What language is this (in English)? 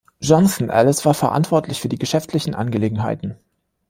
German